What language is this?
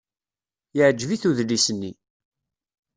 Kabyle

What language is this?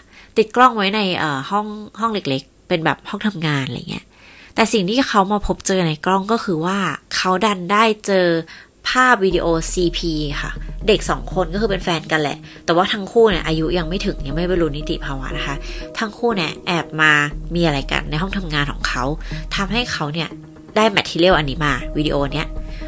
Thai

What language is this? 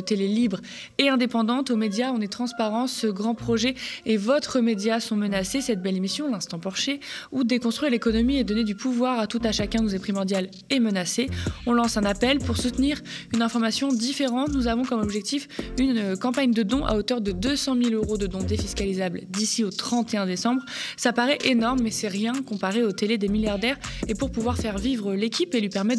French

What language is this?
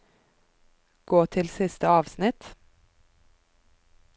Norwegian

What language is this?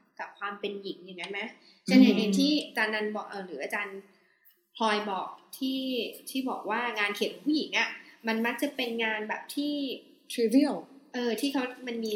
Thai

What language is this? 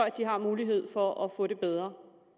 Danish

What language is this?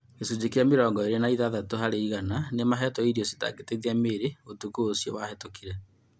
Kikuyu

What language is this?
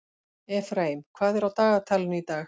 Icelandic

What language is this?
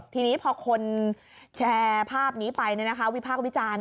Thai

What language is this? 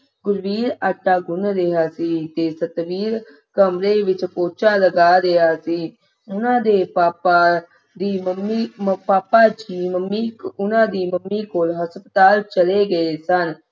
Punjabi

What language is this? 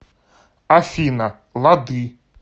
Russian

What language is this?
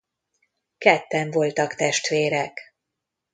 Hungarian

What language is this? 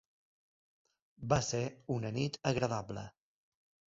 Catalan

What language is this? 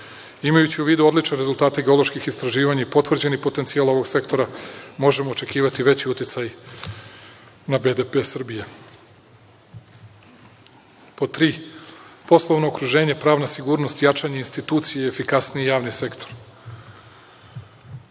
Serbian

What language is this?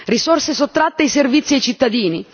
Italian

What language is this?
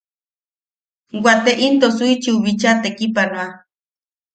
Yaqui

